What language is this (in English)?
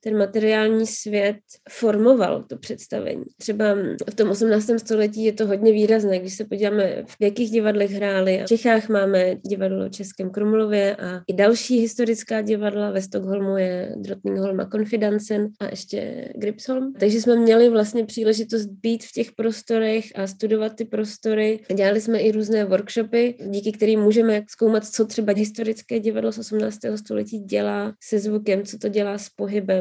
Czech